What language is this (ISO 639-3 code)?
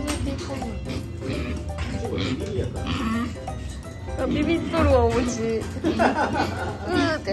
jpn